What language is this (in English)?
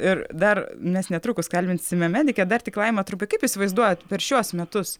Lithuanian